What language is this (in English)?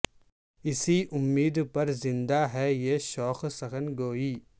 Urdu